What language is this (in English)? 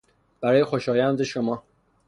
Persian